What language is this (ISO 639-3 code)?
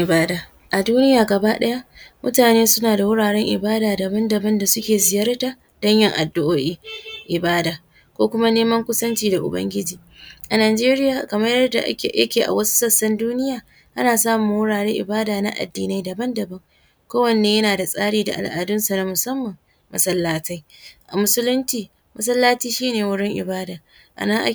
hau